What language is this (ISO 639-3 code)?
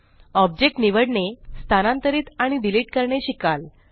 mar